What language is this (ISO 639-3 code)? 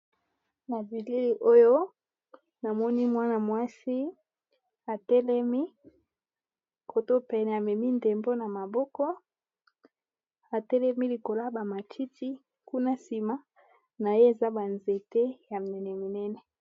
lin